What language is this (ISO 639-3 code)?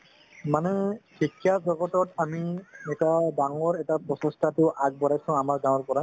asm